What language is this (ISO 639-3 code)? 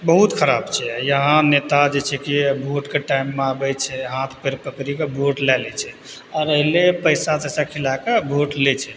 mai